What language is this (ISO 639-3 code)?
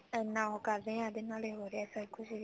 pan